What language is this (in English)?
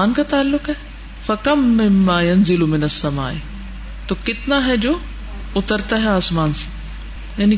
Urdu